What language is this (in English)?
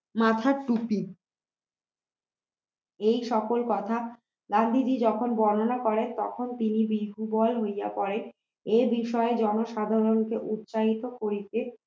Bangla